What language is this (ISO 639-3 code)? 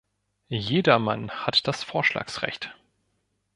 deu